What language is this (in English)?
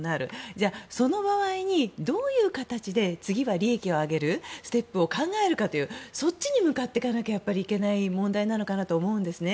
Japanese